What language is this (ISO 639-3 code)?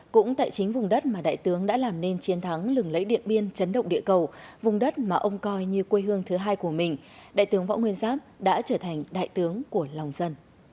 vie